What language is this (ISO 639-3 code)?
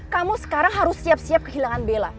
ind